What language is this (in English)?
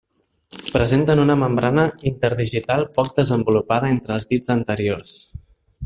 Catalan